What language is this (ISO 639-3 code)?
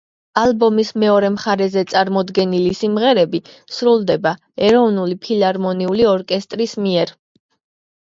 kat